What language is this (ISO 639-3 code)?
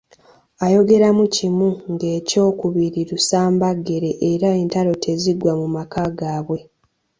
lug